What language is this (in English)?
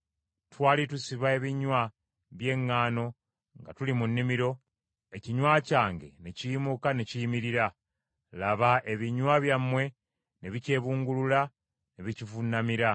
Ganda